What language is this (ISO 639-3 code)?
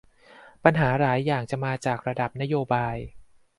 tha